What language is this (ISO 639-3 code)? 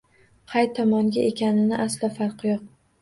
uzb